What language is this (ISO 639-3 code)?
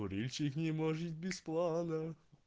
rus